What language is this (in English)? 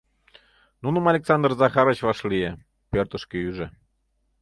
Mari